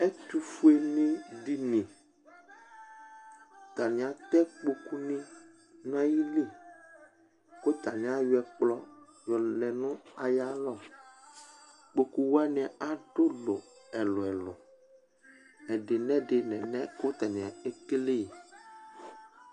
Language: Ikposo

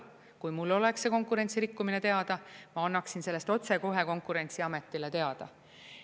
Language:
Estonian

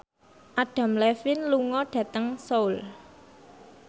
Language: Javanese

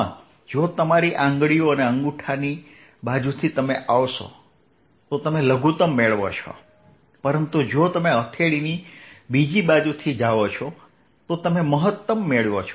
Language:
Gujarati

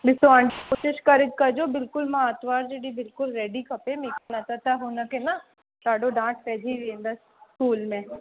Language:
Sindhi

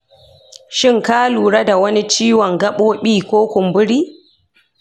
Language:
Hausa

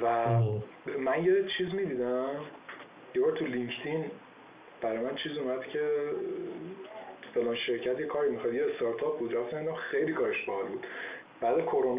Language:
Persian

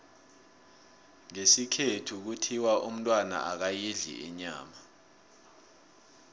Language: South Ndebele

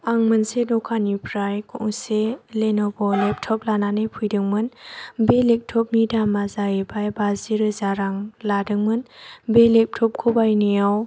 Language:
Bodo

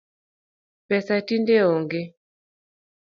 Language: Luo (Kenya and Tanzania)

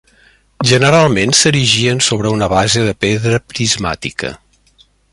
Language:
Catalan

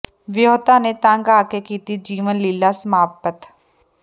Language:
Punjabi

